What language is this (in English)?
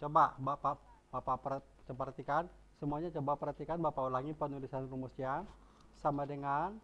Indonesian